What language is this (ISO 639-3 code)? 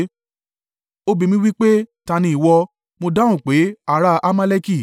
yor